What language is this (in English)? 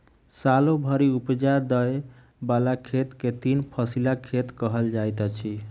Maithili